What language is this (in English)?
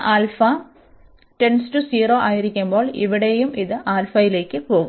Malayalam